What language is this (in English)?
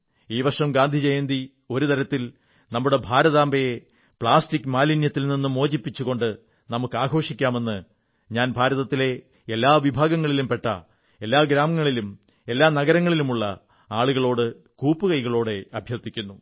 Malayalam